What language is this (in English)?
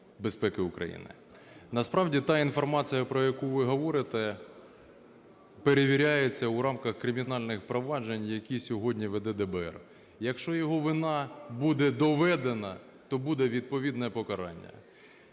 Ukrainian